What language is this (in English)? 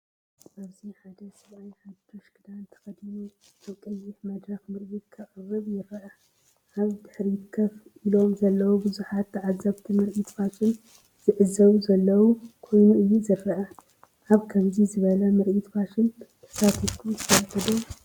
Tigrinya